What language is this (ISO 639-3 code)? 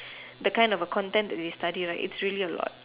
eng